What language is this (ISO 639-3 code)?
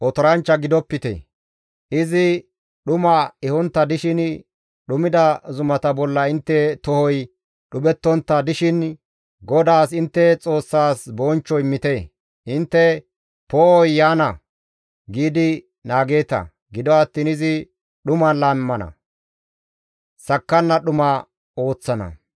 gmv